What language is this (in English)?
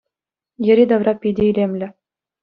Chuvash